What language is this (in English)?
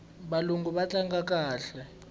Tsonga